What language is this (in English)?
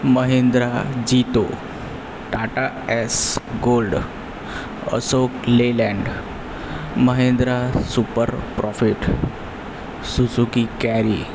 Gujarati